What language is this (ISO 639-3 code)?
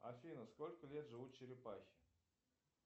rus